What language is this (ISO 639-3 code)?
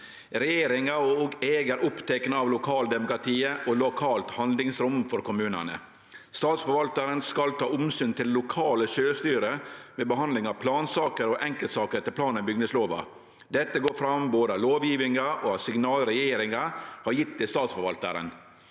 nor